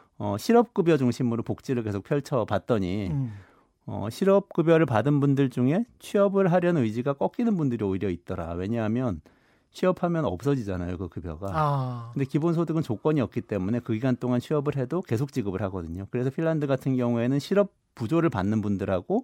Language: Korean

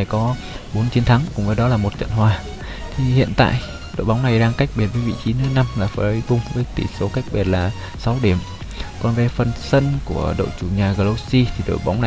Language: Vietnamese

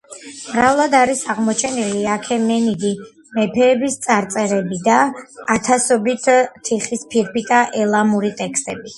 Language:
Georgian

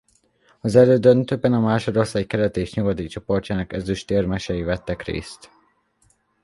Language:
Hungarian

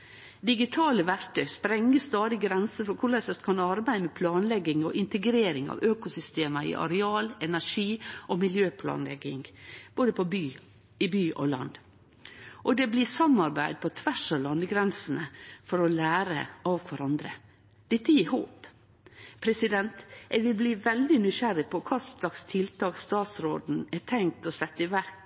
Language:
Norwegian Nynorsk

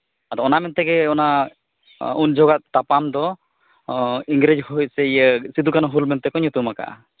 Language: Santali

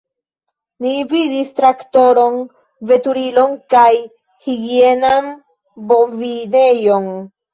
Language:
Esperanto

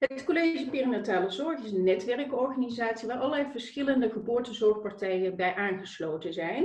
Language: Dutch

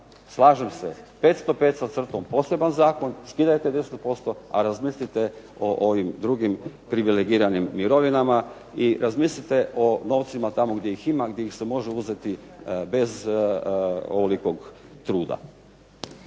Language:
Croatian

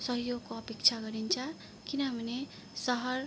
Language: Nepali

